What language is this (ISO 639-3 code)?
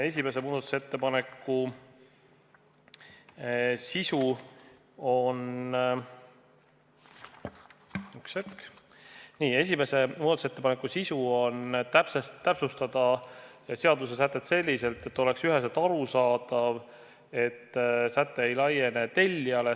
est